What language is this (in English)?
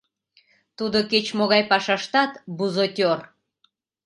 Mari